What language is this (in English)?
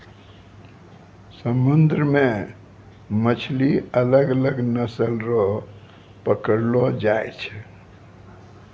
Maithili